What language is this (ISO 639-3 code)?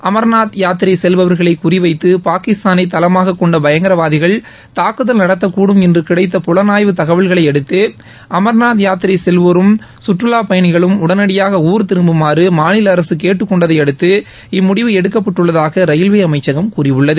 tam